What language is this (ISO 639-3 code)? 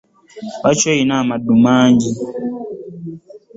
lug